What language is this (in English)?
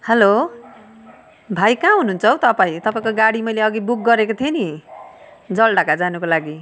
Nepali